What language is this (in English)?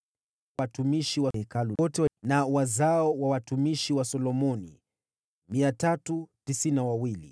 Swahili